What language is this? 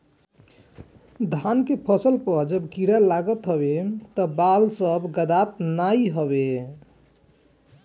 Bhojpuri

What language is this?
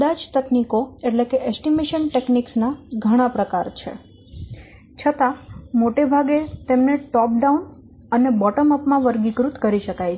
Gujarati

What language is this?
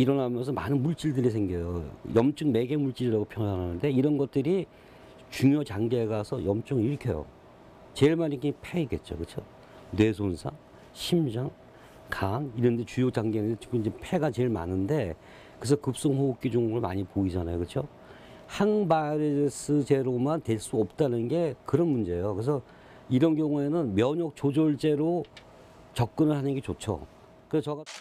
Korean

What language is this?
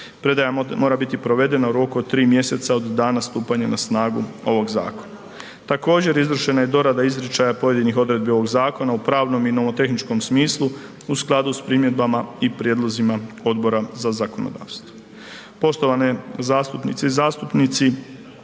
Croatian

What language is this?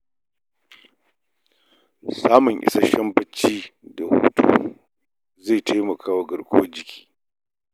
Hausa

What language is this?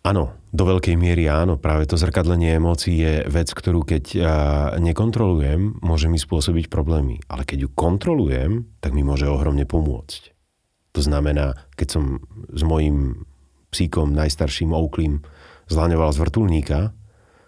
Slovak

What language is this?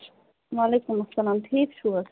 Kashmiri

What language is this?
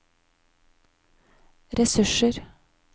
Norwegian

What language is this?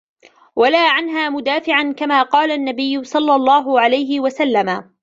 Arabic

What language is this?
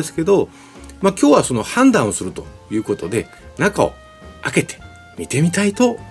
Japanese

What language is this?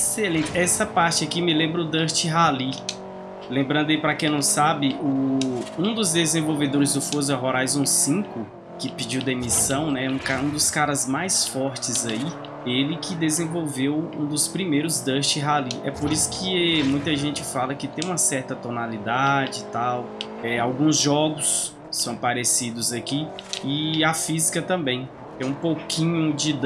Portuguese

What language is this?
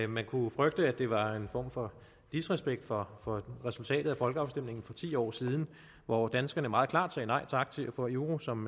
Danish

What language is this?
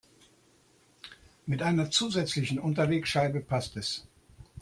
German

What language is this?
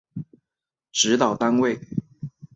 Chinese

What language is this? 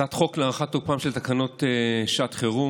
Hebrew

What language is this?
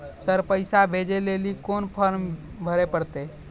Maithili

